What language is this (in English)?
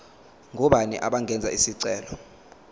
Zulu